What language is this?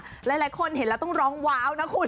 Thai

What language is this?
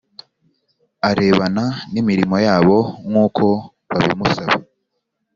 Kinyarwanda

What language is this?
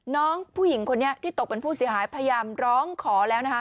Thai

